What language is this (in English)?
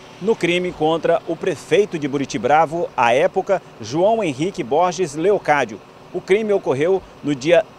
Portuguese